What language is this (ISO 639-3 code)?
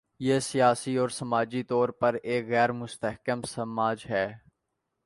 urd